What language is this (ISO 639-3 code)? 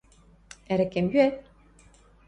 mrj